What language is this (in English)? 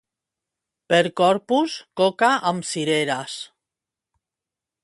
Catalan